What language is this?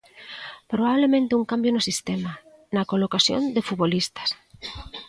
Galician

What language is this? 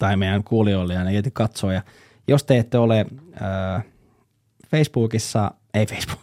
Finnish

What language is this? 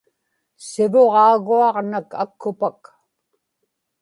Inupiaq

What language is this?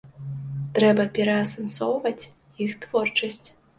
Belarusian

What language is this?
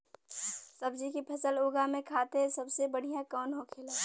Bhojpuri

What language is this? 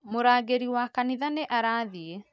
Kikuyu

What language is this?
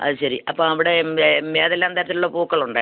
Malayalam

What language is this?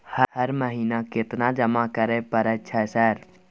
Maithili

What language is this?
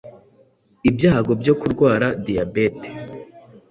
Kinyarwanda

